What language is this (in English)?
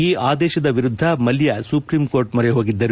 Kannada